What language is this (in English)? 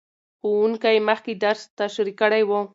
Pashto